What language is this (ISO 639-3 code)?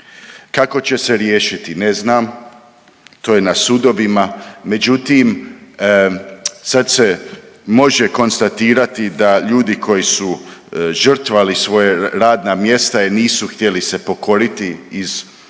hrv